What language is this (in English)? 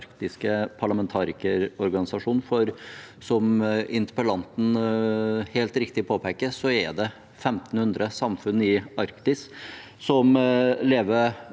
Norwegian